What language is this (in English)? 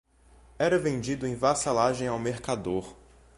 Portuguese